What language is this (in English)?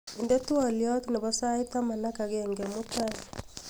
Kalenjin